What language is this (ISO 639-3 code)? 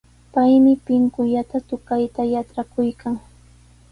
qws